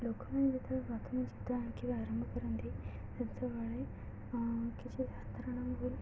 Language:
Odia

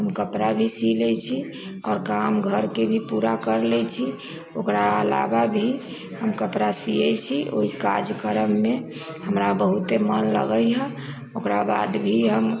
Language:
Maithili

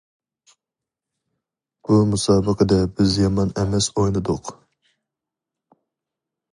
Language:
Uyghur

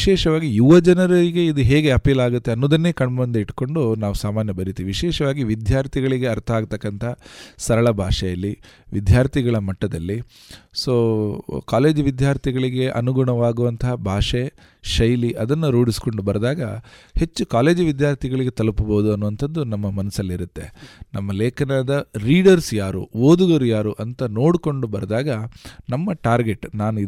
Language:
Kannada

